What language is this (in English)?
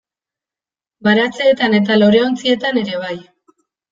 Basque